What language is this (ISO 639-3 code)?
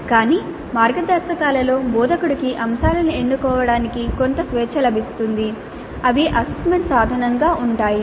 tel